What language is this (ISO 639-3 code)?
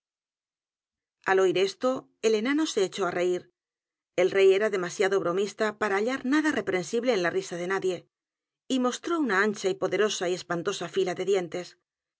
spa